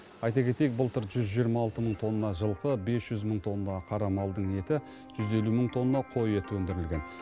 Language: Kazakh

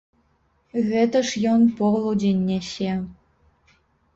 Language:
Belarusian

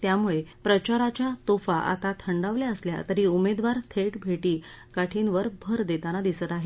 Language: Marathi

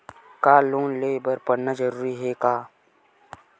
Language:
Chhattisgarhi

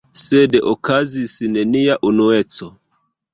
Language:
Esperanto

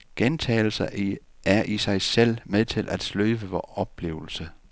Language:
Danish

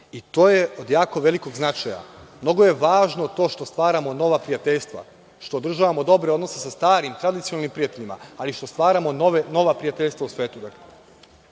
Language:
Serbian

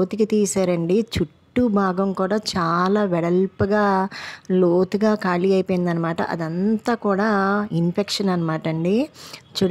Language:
Telugu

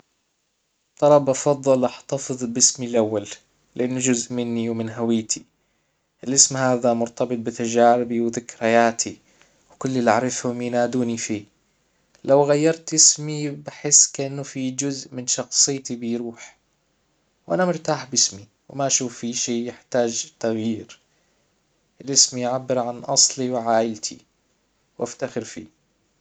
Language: Hijazi Arabic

